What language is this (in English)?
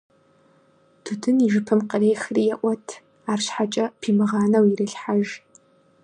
Kabardian